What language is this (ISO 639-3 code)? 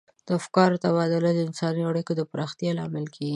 pus